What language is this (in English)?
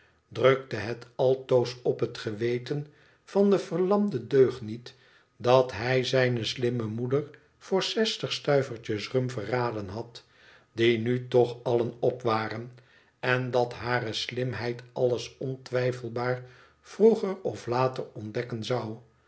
Dutch